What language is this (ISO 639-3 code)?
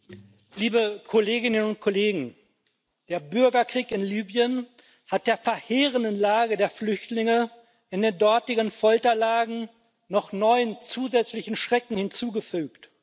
deu